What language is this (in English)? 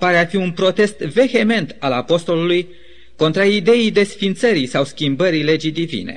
Romanian